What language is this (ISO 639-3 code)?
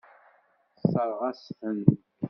kab